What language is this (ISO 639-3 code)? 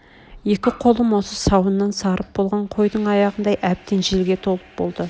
kaz